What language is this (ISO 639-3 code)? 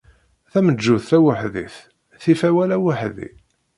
kab